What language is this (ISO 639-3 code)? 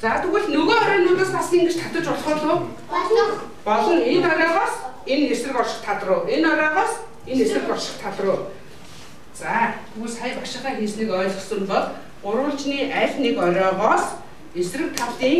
bul